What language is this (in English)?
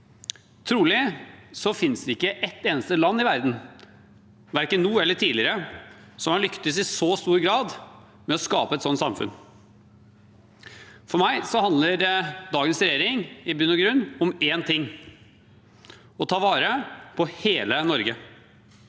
Norwegian